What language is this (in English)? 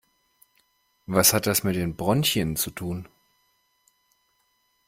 German